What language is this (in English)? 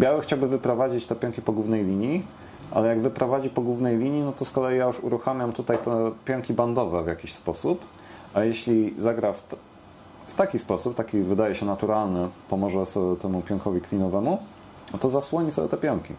Polish